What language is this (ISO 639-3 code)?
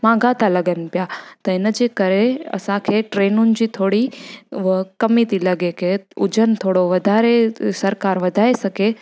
snd